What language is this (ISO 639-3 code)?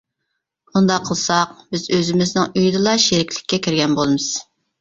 uig